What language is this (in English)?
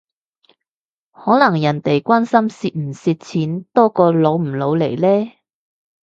Cantonese